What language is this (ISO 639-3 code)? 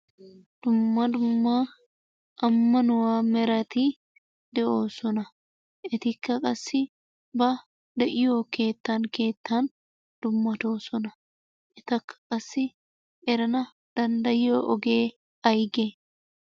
wal